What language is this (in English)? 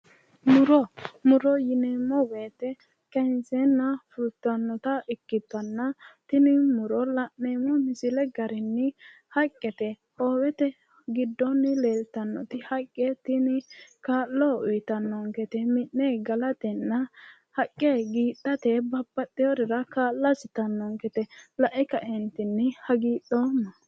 Sidamo